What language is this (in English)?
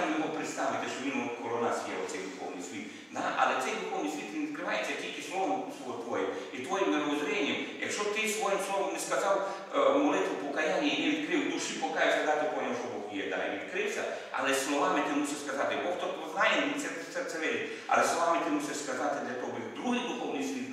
Ukrainian